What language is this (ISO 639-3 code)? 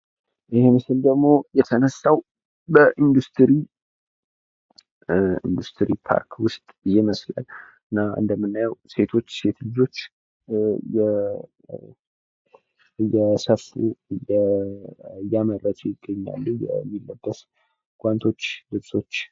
amh